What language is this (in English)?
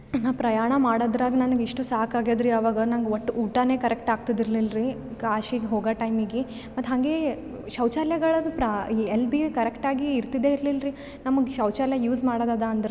Kannada